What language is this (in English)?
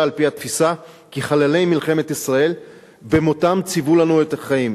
Hebrew